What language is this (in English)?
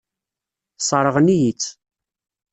Kabyle